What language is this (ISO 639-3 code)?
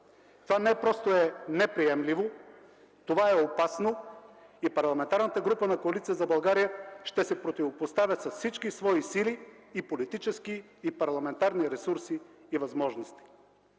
bul